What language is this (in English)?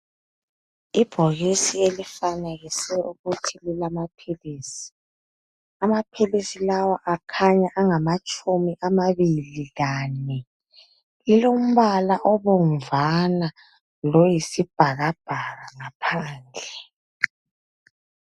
North Ndebele